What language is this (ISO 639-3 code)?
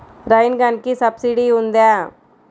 tel